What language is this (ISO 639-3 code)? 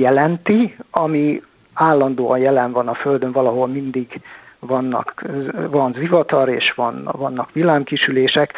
hun